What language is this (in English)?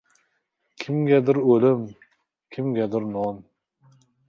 Uzbek